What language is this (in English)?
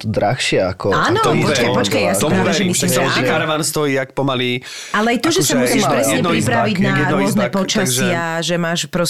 Slovak